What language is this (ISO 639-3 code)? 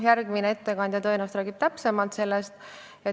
est